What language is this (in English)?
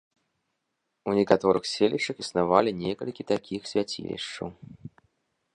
Belarusian